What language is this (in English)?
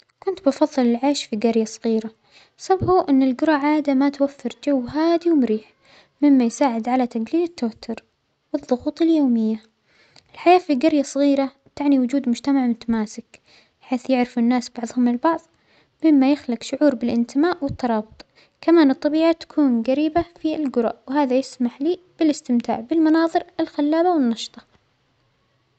Omani Arabic